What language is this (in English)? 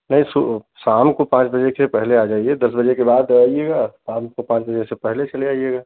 Hindi